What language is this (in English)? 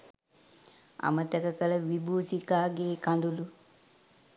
Sinhala